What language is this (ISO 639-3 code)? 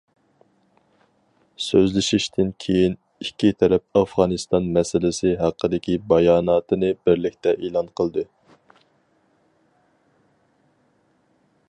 uig